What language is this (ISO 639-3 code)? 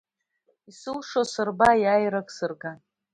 abk